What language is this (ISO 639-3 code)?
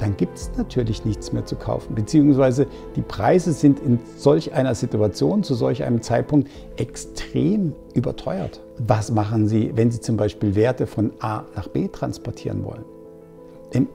deu